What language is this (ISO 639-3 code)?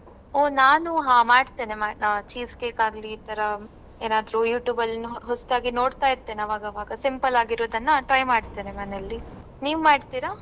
kan